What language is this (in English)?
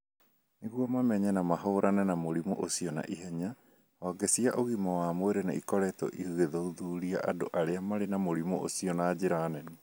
Kikuyu